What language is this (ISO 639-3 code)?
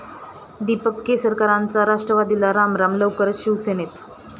mar